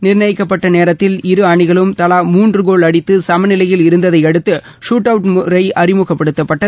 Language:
Tamil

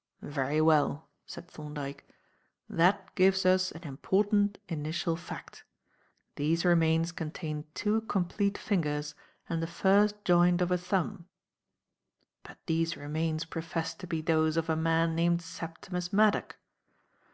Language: English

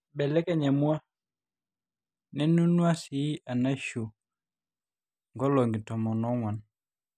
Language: Masai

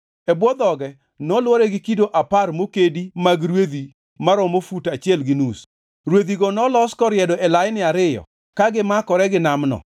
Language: Luo (Kenya and Tanzania)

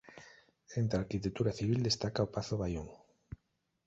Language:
Galician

